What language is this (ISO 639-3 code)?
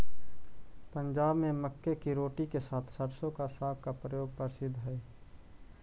mag